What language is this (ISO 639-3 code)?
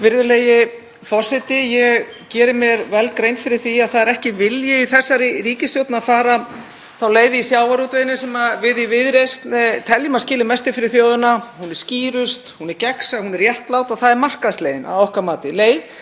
isl